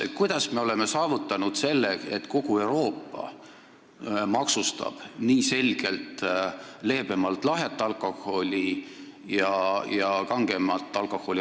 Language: Estonian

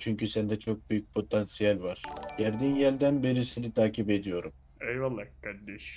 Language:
Turkish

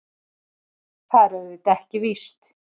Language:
Icelandic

